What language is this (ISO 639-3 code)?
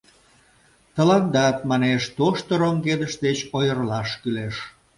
chm